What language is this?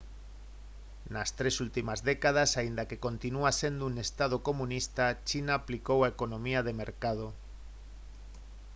Galician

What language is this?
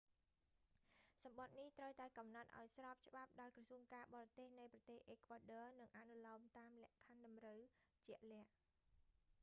Khmer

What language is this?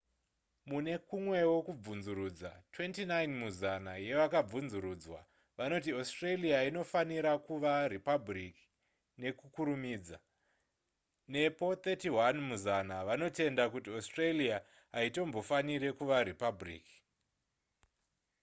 Shona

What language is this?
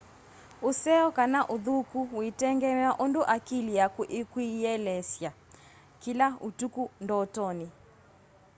Kamba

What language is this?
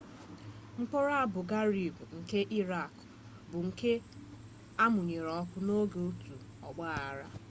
Igbo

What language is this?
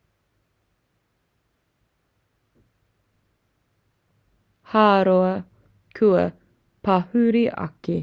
Māori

